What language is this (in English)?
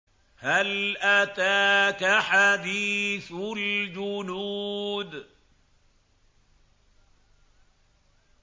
Arabic